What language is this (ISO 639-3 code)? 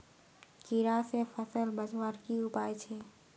mag